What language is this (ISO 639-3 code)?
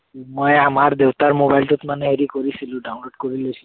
asm